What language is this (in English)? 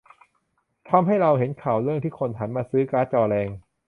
Thai